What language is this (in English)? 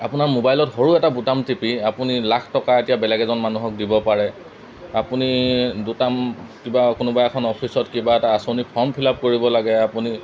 Assamese